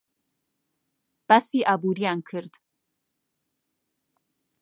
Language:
Central Kurdish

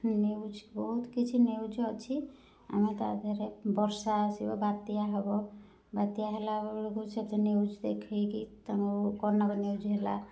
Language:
Odia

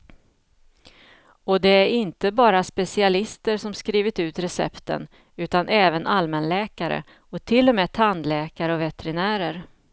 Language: Swedish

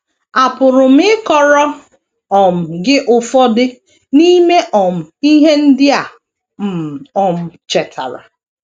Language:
Igbo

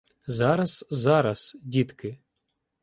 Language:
Ukrainian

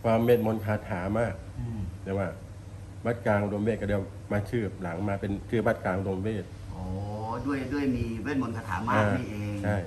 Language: Thai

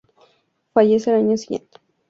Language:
Spanish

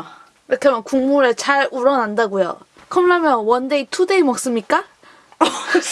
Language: Korean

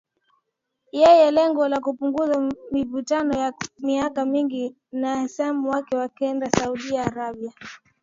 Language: Swahili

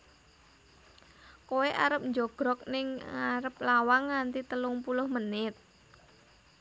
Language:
Javanese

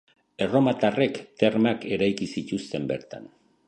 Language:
Basque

